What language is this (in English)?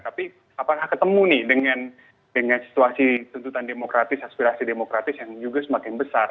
Indonesian